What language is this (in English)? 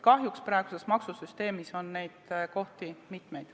Estonian